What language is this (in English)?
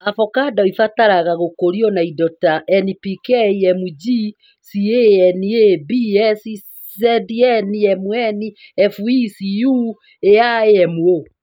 Kikuyu